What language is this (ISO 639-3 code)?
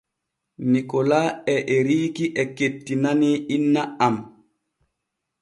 fue